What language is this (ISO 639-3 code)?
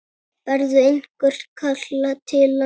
isl